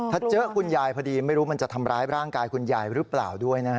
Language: Thai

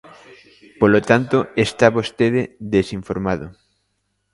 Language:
Galician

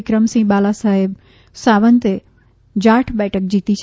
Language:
Gujarati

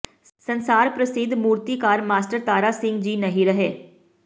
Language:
Punjabi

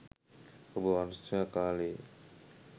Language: Sinhala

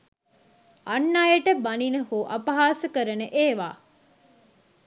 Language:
Sinhala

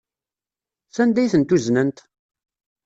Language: Kabyle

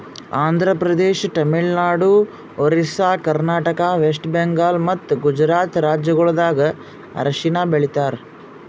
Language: Kannada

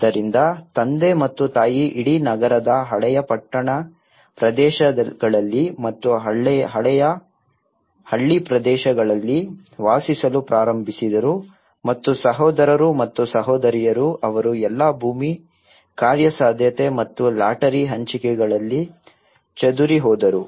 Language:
Kannada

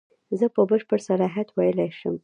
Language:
Pashto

